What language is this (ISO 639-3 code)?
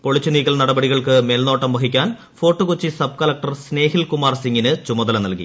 mal